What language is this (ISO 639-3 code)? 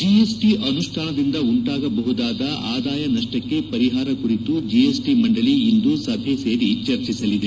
kan